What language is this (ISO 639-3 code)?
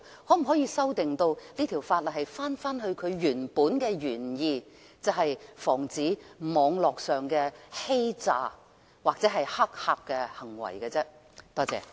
yue